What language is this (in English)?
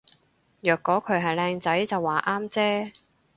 Cantonese